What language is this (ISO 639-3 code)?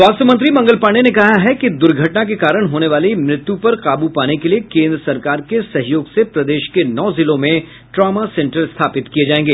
hin